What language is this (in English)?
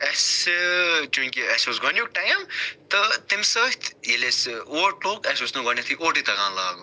Kashmiri